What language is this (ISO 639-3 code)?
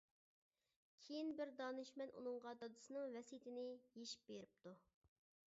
uig